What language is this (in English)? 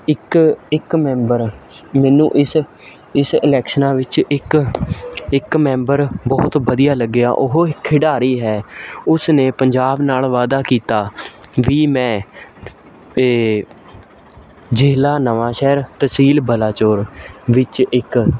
Punjabi